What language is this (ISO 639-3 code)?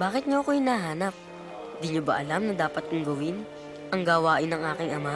fil